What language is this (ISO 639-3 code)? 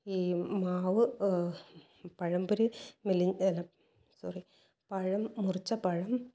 mal